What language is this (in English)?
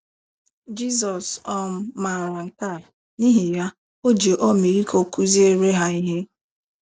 Igbo